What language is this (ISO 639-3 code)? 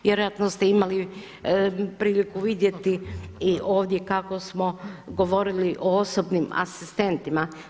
hrv